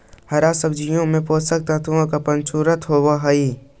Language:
Magahi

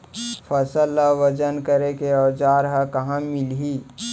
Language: Chhattisgarhi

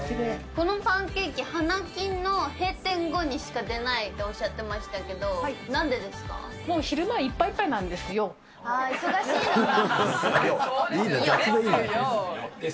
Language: Japanese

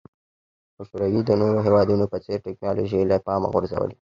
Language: Pashto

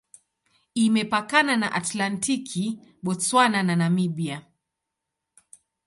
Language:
Swahili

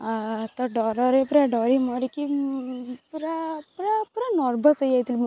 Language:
Odia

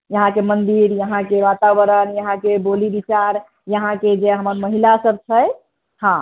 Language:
Maithili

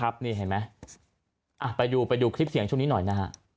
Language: Thai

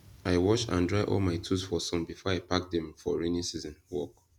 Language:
Nigerian Pidgin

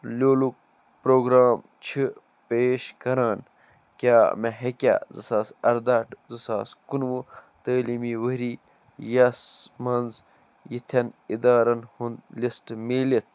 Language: Kashmiri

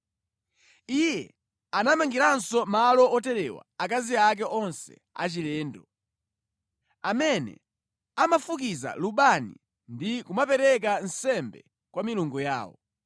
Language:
Nyanja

